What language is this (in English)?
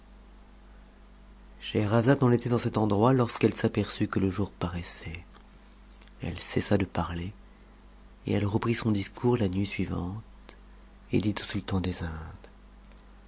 French